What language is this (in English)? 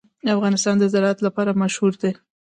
Pashto